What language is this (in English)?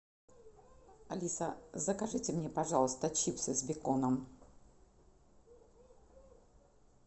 Russian